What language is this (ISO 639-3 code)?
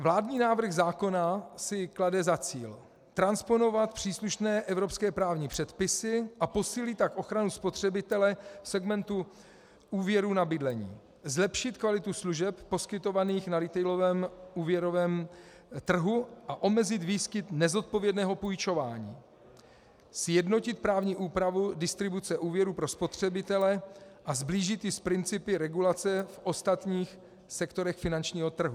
ces